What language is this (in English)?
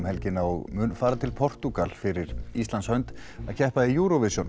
Icelandic